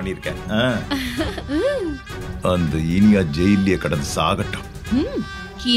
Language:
Tamil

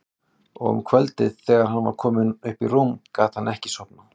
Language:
Icelandic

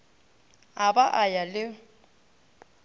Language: Northern Sotho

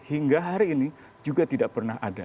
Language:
Indonesian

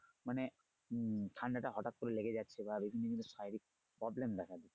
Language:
Bangla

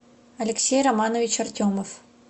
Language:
Russian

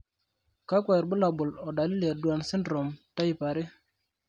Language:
Masai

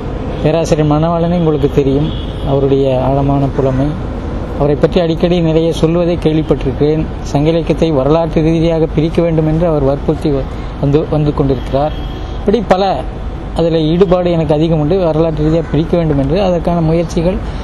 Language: Tamil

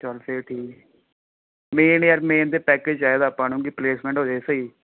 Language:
Punjabi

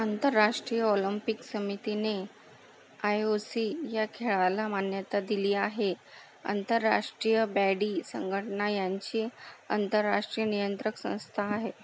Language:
Marathi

